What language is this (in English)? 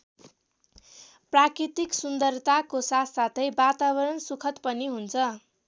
Nepali